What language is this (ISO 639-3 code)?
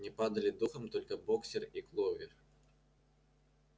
rus